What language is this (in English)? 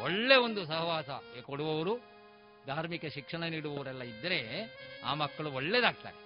Kannada